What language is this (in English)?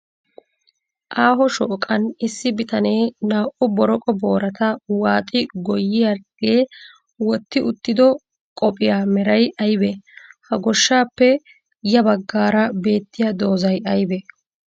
Wolaytta